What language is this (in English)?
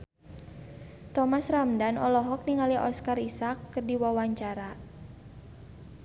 Sundanese